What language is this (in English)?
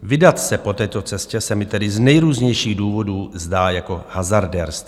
Czech